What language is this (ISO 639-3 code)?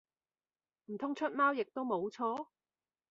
yue